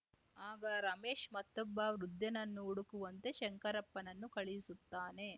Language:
Kannada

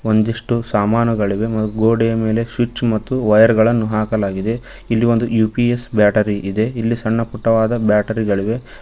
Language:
Kannada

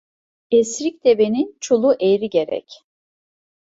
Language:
Turkish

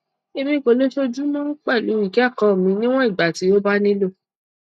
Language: Yoruba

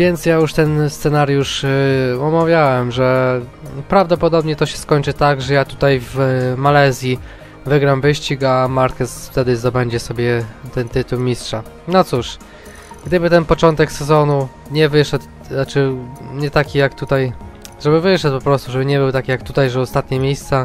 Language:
Polish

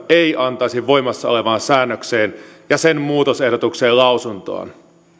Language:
Finnish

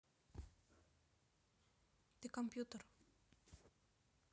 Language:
Russian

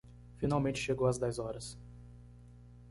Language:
Portuguese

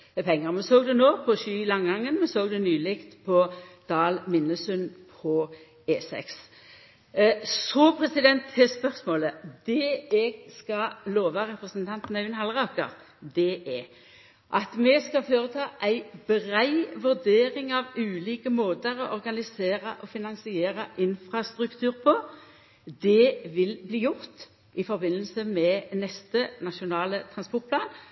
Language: Norwegian Nynorsk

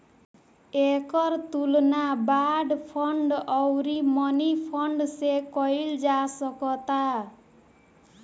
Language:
Bhojpuri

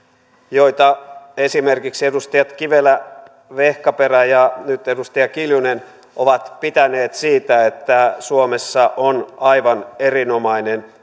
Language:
Finnish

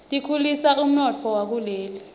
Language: Swati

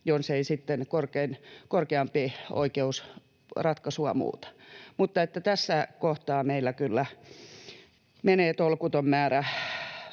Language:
Finnish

